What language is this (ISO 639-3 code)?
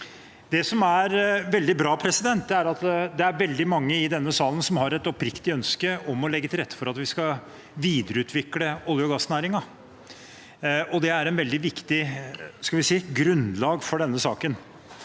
nor